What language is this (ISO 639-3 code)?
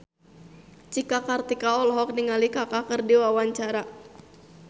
sun